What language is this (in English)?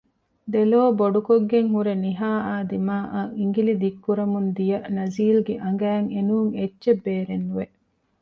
Divehi